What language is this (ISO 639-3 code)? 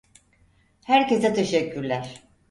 tur